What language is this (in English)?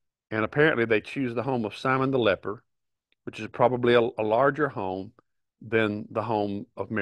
English